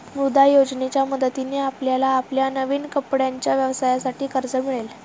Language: Marathi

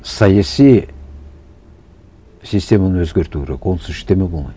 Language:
Kazakh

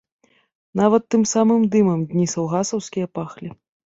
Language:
Belarusian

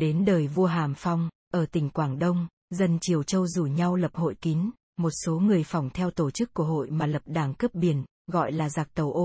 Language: Vietnamese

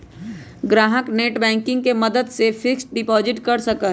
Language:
Magahi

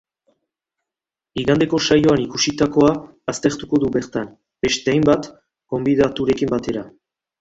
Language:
Basque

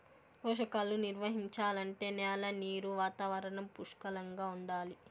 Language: Telugu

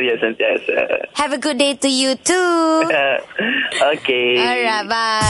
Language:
Malay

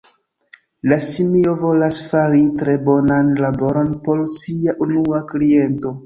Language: Esperanto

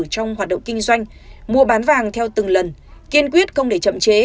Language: Vietnamese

